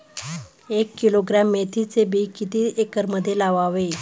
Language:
Marathi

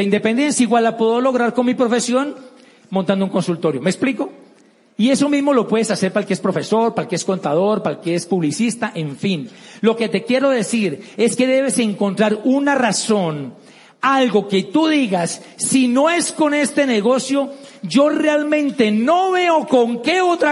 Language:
Spanish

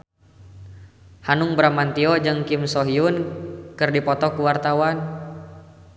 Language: Sundanese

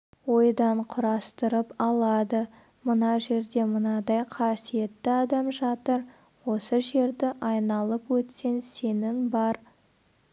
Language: Kazakh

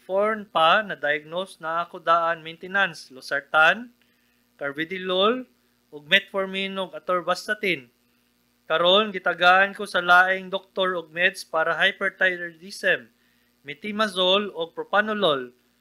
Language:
Filipino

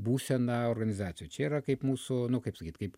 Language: Lithuanian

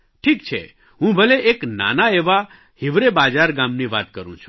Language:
Gujarati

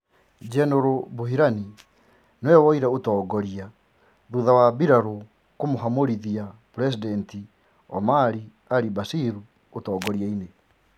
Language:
Kikuyu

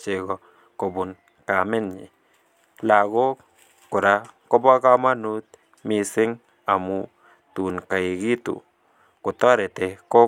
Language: Kalenjin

